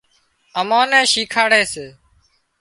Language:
Wadiyara Koli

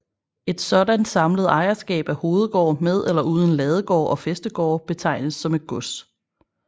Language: Danish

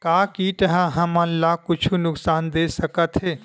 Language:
Chhattisgarhi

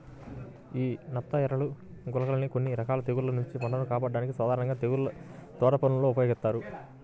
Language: Telugu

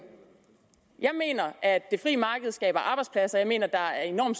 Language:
Danish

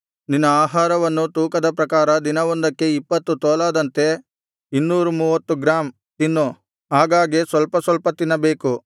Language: Kannada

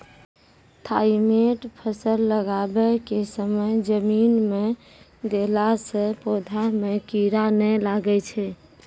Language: Maithili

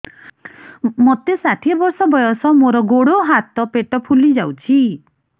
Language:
Odia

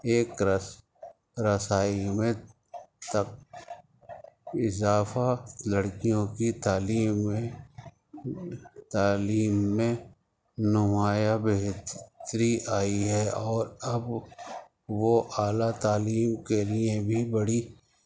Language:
Urdu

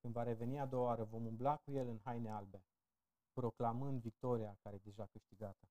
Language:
Romanian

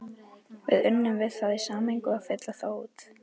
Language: Icelandic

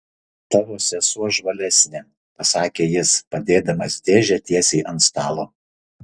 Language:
Lithuanian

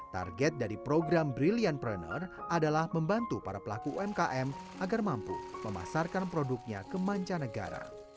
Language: Indonesian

